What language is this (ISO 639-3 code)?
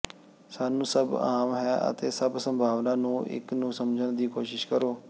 pan